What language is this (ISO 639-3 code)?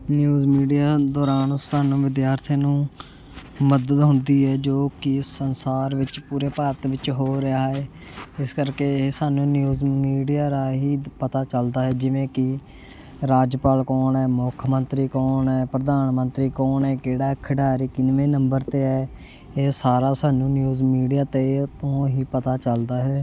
pan